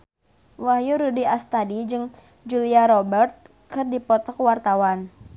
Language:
Sundanese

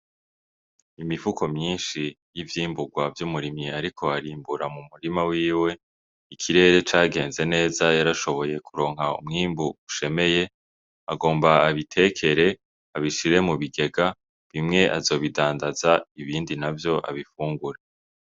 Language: Rundi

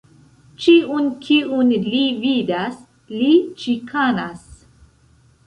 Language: Esperanto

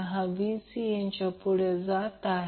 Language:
Marathi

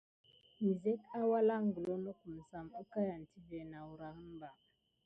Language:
Gidar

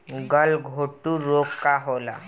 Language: Bhojpuri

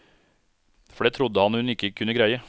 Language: Norwegian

